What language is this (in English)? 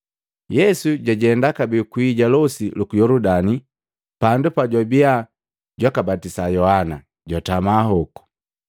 Matengo